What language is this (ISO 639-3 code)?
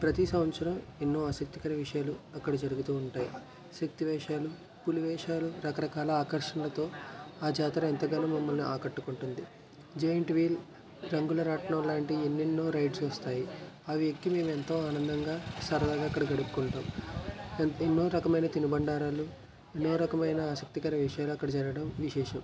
tel